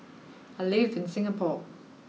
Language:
English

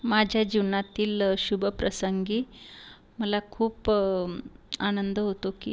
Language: Marathi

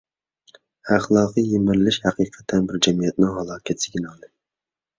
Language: Uyghur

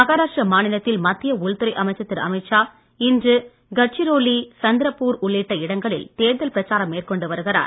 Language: Tamil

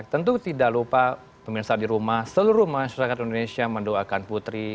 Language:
Indonesian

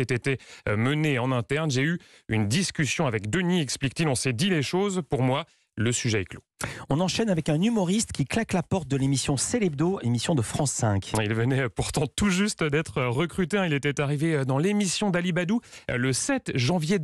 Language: French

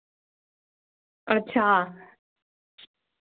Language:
Dogri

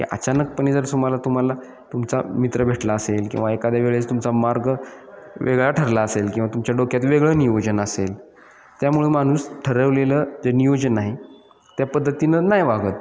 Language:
Marathi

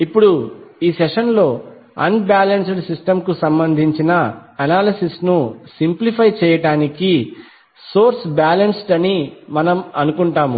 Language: Telugu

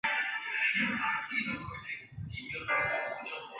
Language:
Chinese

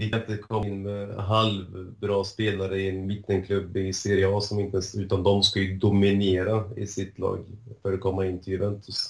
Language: Swedish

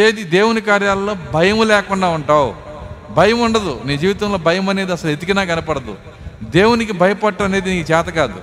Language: Telugu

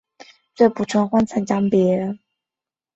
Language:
Chinese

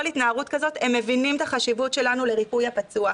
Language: Hebrew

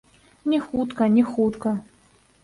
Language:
Belarusian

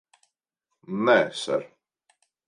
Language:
Latvian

